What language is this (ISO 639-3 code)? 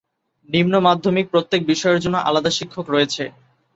ben